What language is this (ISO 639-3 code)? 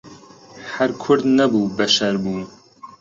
ckb